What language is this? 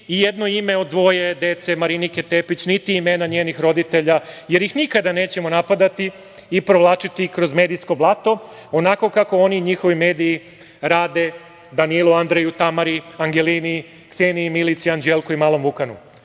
Serbian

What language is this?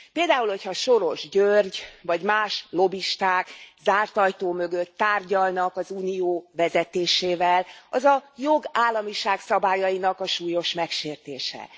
Hungarian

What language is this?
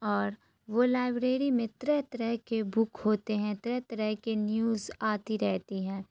Urdu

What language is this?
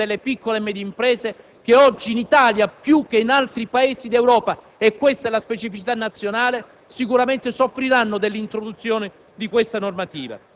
Italian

